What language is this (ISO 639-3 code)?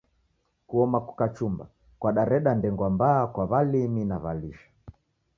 dav